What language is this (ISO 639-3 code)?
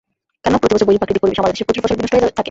ben